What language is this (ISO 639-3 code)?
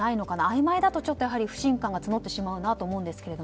jpn